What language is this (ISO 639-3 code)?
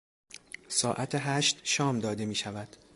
fas